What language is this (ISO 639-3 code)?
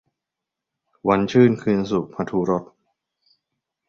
tha